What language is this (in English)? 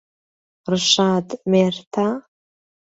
Central Kurdish